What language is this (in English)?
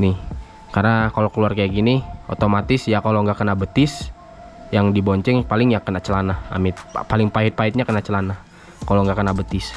Indonesian